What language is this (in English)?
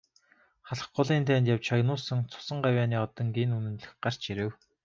Mongolian